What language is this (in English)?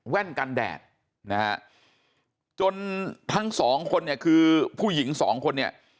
Thai